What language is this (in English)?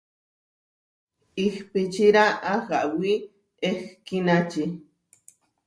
Huarijio